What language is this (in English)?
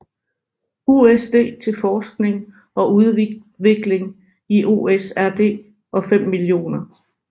Danish